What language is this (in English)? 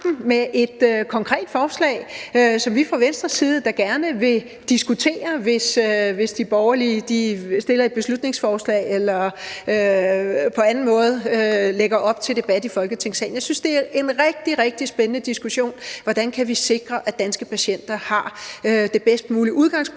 Danish